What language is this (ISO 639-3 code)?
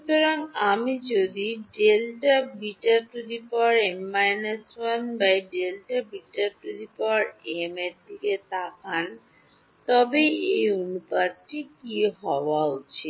ben